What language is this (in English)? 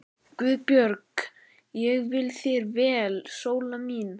Icelandic